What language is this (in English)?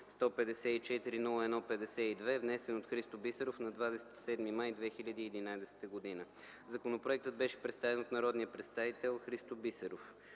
Bulgarian